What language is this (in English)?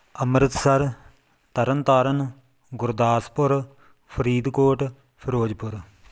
Punjabi